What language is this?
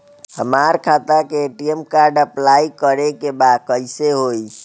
Bhojpuri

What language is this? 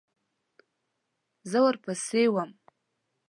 Pashto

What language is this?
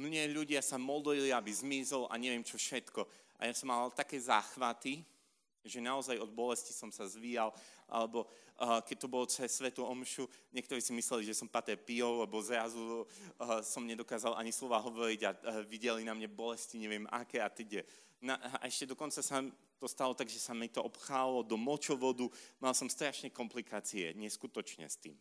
Slovak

